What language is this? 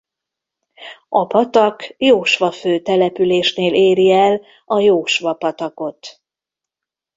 Hungarian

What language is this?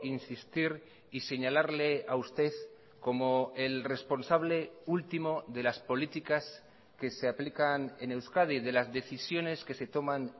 Spanish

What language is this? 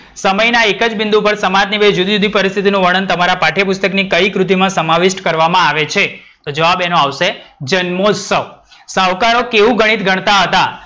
Gujarati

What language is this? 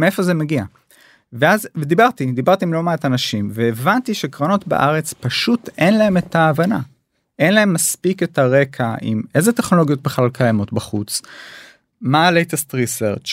Hebrew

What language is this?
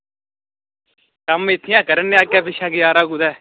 Dogri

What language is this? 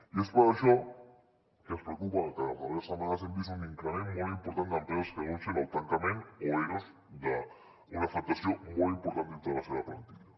Catalan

